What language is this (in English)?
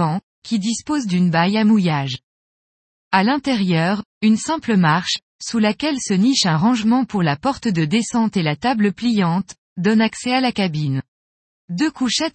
French